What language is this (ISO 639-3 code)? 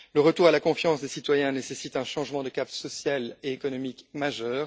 fra